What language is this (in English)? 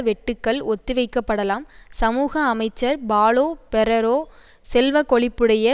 Tamil